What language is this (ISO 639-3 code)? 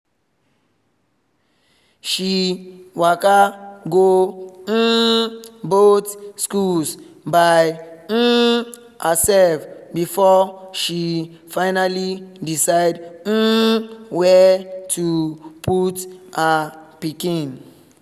pcm